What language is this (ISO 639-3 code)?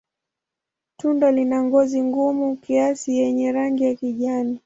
swa